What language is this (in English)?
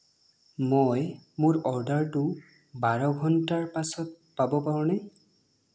Assamese